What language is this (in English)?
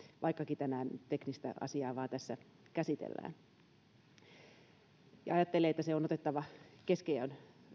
Finnish